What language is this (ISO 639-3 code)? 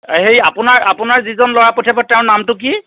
asm